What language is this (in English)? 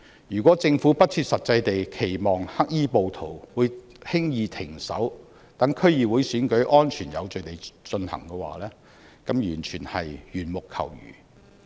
Cantonese